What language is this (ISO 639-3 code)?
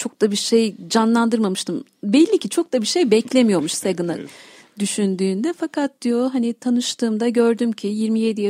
tur